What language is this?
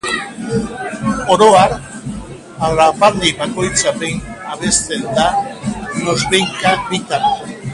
Basque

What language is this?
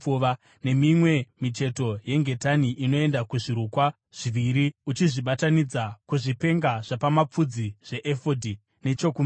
Shona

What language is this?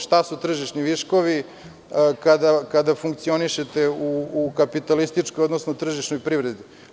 Serbian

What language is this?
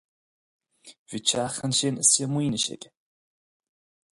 Irish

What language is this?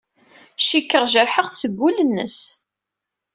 Kabyle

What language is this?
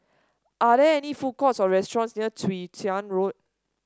English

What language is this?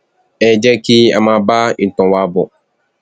Yoruba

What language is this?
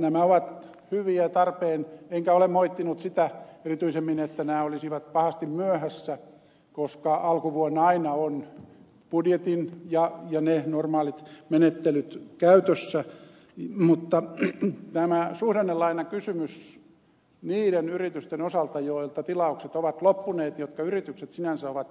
Finnish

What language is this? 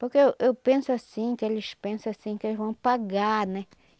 Portuguese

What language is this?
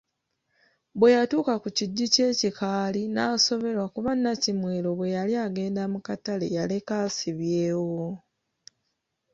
Ganda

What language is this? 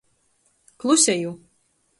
Latgalian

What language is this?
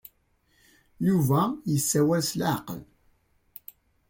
Kabyle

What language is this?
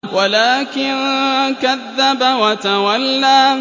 Arabic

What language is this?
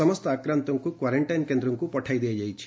Odia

